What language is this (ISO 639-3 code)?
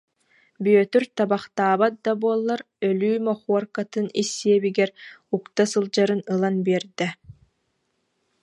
sah